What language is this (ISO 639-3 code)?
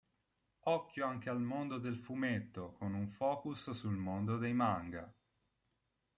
ita